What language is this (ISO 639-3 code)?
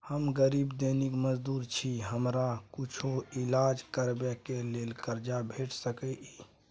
mai